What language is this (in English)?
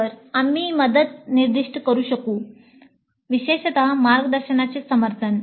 Marathi